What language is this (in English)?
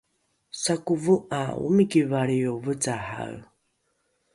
Rukai